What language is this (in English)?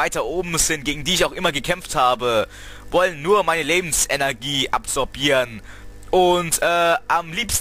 German